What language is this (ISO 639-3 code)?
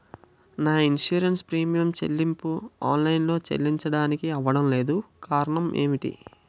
tel